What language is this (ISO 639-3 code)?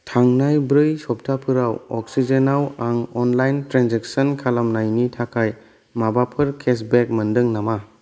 brx